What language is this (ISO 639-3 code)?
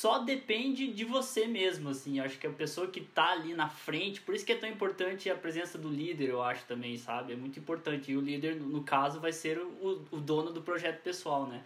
por